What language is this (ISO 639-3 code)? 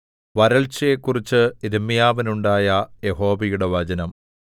mal